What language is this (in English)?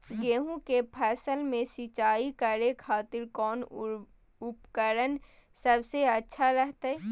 Magahi